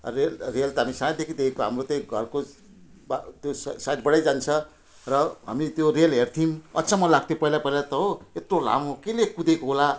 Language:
Nepali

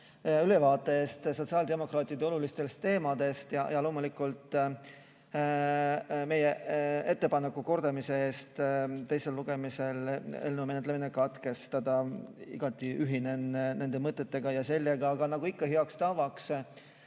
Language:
Estonian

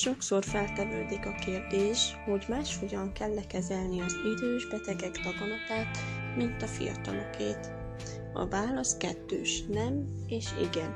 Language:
Hungarian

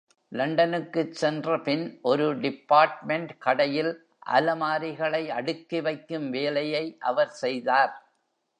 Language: Tamil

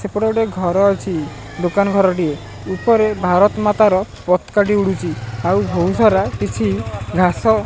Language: Odia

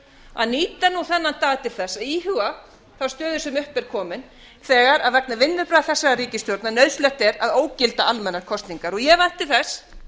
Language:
Icelandic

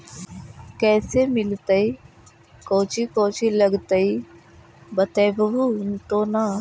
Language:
Magahi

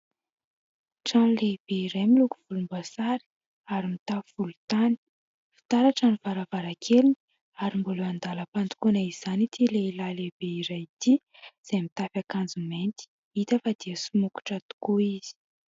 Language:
Malagasy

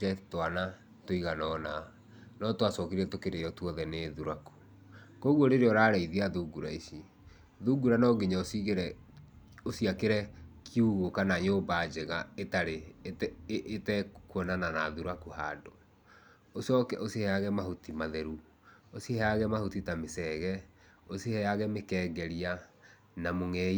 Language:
Kikuyu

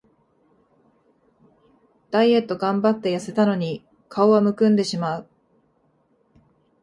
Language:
Japanese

